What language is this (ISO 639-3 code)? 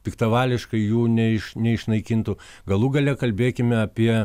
lit